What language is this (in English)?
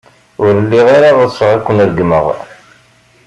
Kabyle